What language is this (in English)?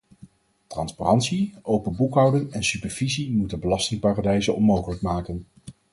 Dutch